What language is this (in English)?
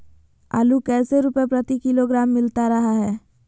Magahi